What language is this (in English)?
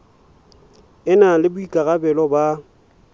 Southern Sotho